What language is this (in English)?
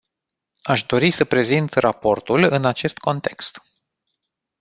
Romanian